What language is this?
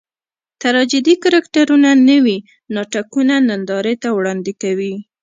Pashto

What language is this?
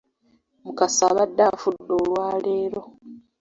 Ganda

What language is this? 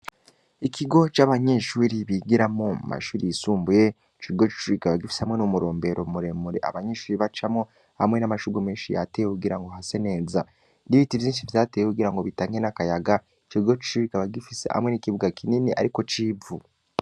Rundi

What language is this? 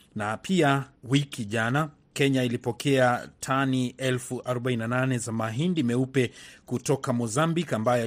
Swahili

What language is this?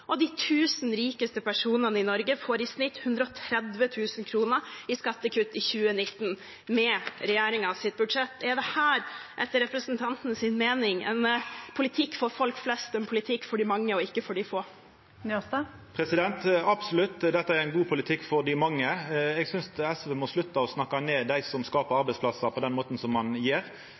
Norwegian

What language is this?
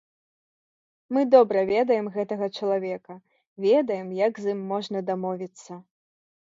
Belarusian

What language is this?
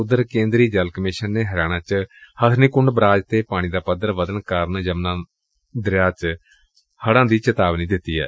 Punjabi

